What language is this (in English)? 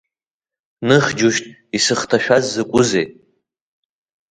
Abkhazian